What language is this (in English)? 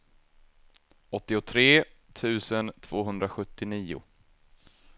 Swedish